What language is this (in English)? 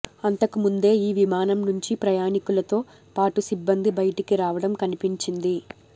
Telugu